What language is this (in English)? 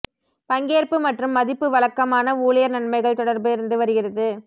Tamil